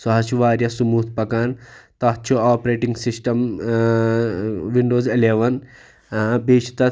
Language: Kashmiri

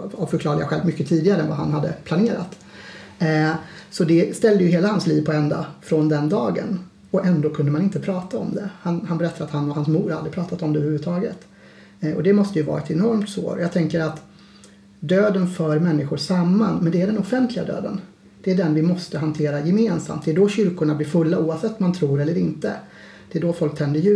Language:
Swedish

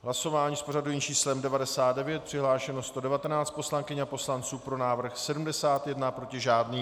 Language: Czech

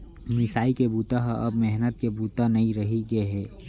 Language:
Chhattisgarhi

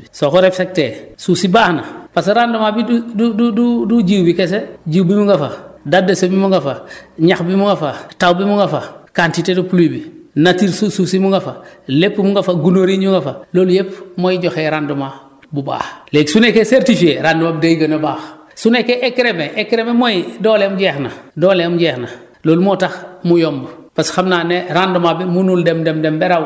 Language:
Wolof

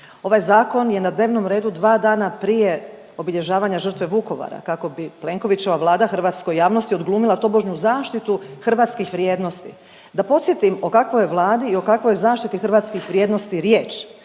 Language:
Croatian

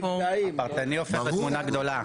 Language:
Hebrew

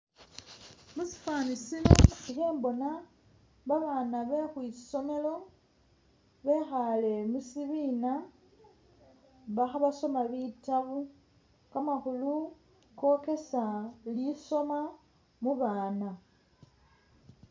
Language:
Masaaba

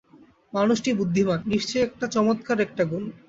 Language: Bangla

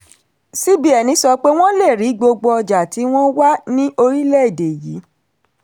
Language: Yoruba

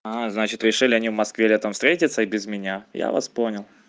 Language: Russian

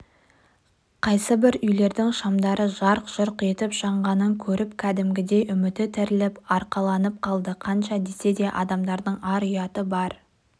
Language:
Kazakh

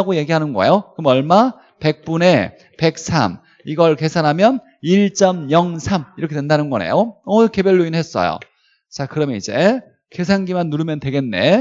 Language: Korean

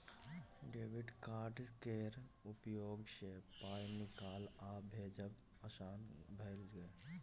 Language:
Maithili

